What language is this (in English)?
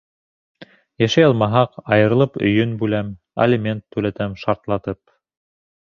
Bashkir